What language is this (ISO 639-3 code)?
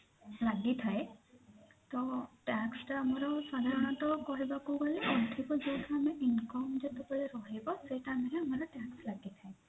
ori